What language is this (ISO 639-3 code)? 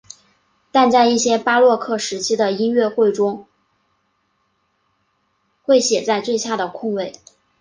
zho